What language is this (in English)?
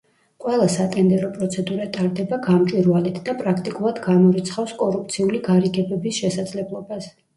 Georgian